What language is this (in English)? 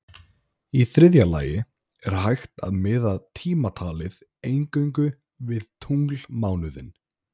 Icelandic